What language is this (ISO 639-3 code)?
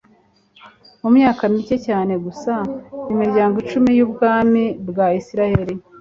kin